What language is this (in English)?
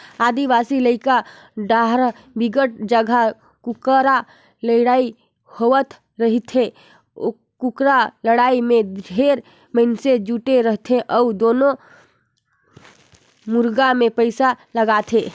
Chhattisgarhi